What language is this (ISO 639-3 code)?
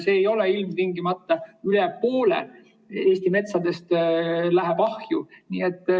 est